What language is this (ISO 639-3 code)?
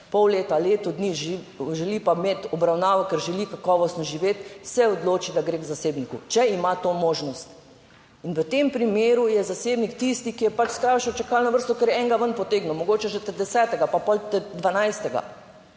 slv